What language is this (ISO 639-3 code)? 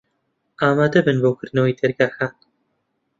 ckb